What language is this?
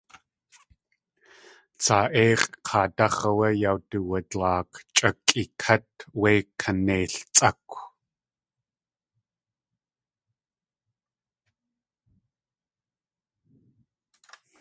Tlingit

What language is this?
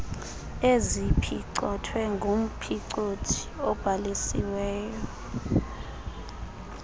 Xhosa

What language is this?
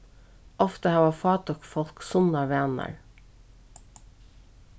Faroese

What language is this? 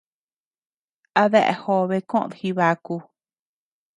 Tepeuxila Cuicatec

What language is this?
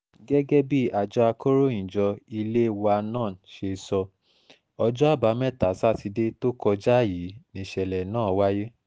Yoruba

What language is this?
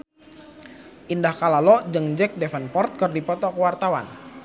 Sundanese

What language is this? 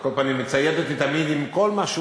Hebrew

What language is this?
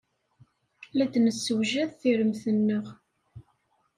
Kabyle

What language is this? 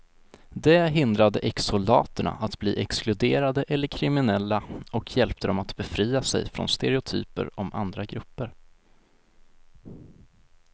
Swedish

